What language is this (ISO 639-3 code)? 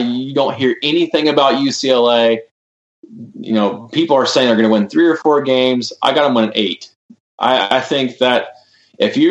eng